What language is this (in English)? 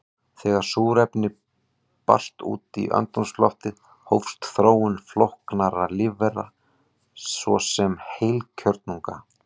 Icelandic